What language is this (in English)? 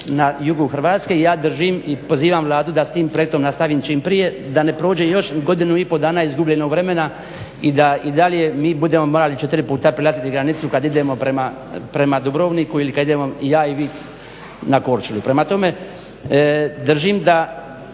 Croatian